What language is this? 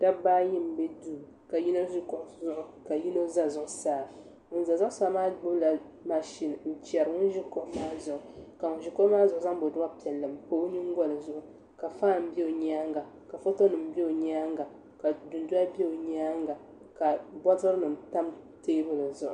Dagbani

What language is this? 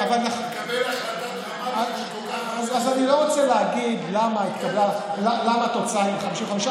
Hebrew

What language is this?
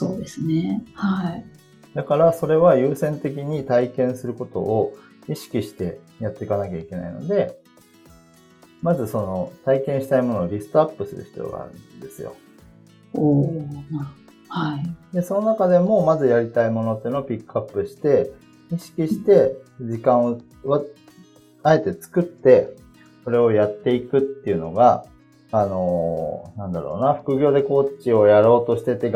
Japanese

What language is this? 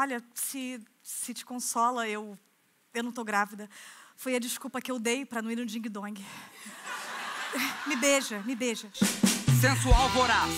Portuguese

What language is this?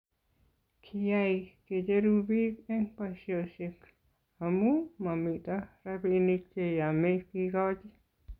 Kalenjin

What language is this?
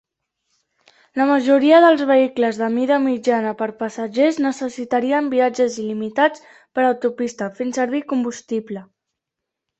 Catalan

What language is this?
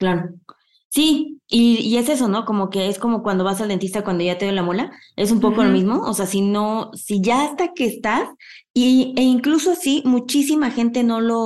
Spanish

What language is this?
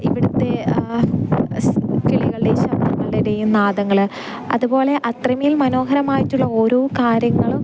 Malayalam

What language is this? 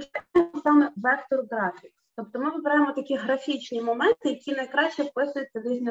Ukrainian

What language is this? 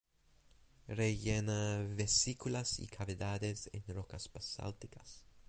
Spanish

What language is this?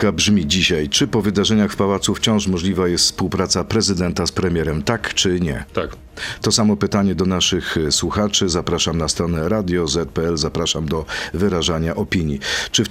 Polish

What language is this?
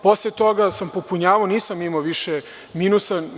Serbian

